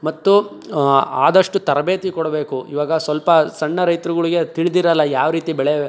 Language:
Kannada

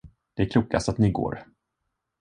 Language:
Swedish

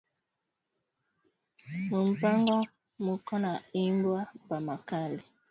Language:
Swahili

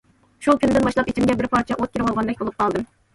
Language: Uyghur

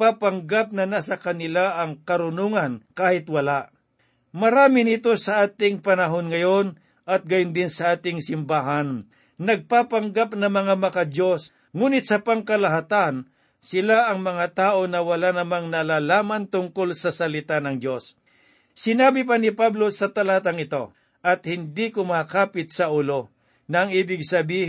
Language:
Filipino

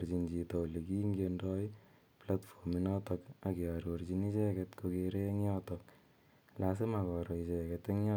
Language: Kalenjin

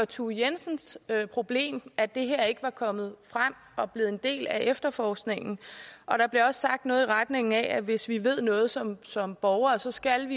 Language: Danish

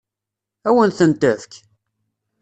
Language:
Kabyle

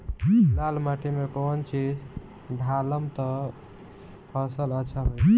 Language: Bhojpuri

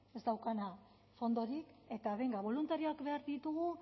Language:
Basque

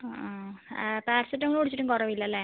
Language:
Malayalam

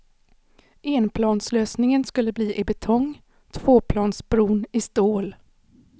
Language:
Swedish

